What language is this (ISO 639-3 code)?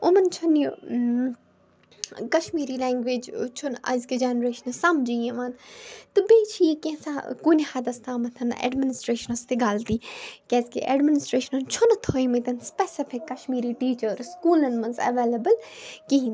kas